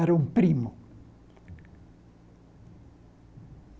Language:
Portuguese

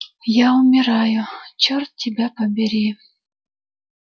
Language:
Russian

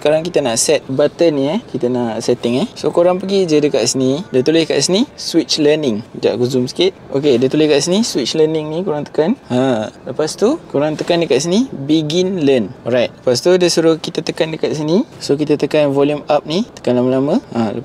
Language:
Malay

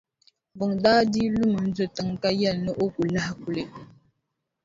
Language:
Dagbani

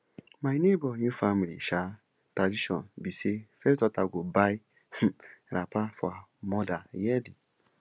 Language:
Nigerian Pidgin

